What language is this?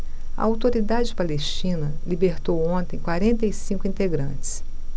Portuguese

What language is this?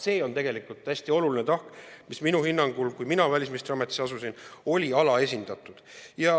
Estonian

